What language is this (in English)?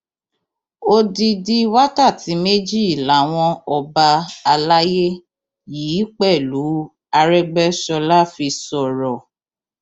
Yoruba